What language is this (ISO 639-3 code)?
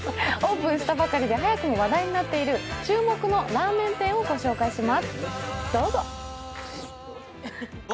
jpn